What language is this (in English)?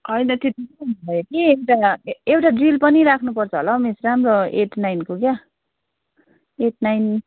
Nepali